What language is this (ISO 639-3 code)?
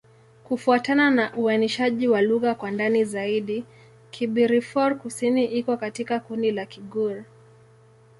swa